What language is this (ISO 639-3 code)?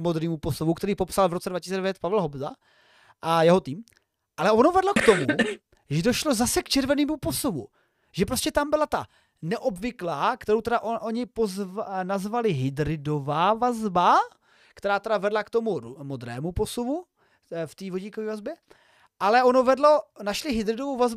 ces